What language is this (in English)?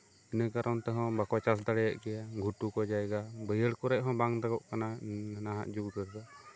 Santali